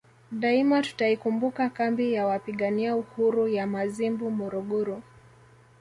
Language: Swahili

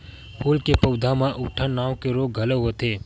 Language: Chhattisgarhi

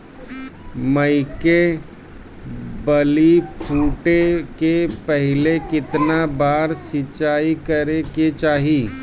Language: Bhojpuri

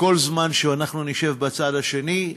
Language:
Hebrew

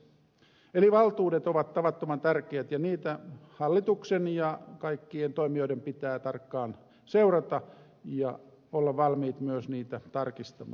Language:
Finnish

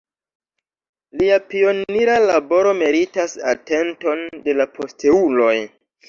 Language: Esperanto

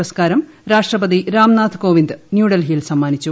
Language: Malayalam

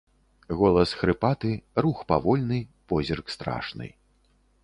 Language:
Belarusian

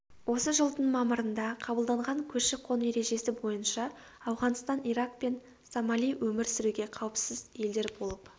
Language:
Kazakh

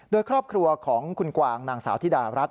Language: Thai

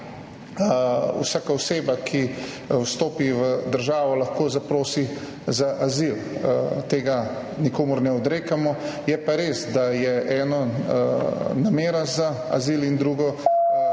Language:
Slovenian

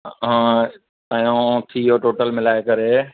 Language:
Sindhi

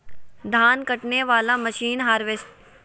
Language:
Magahi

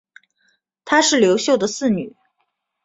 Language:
Chinese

